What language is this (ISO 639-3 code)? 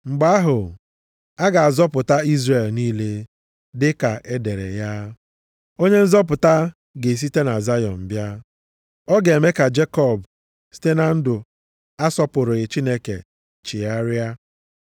ibo